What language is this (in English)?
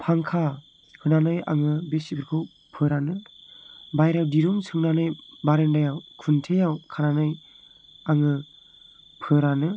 Bodo